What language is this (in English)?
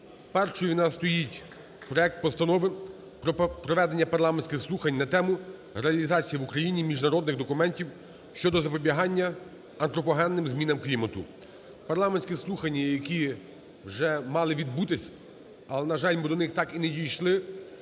Ukrainian